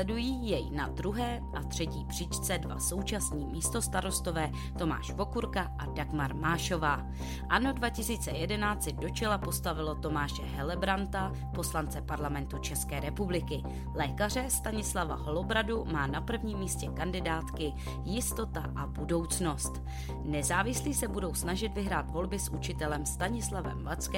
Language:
Czech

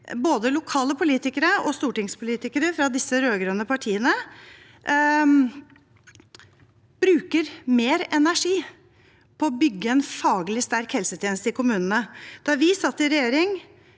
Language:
Norwegian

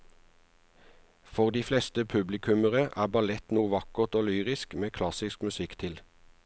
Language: Norwegian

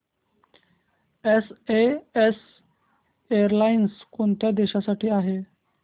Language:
Marathi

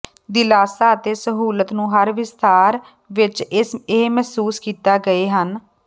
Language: Punjabi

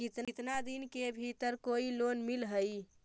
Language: Magahi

